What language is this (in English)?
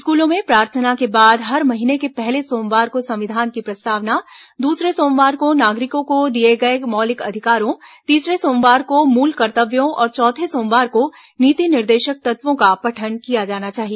Hindi